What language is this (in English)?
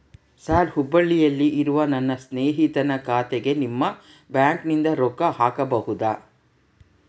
Kannada